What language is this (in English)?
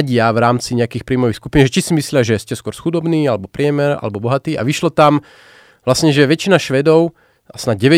Slovak